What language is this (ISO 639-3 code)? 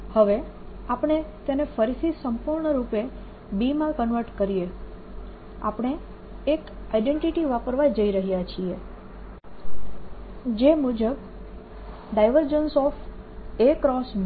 guj